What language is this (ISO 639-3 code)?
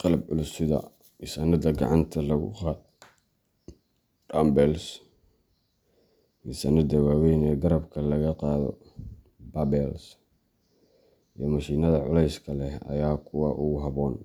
som